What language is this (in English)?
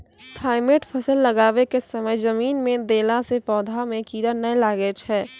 Maithili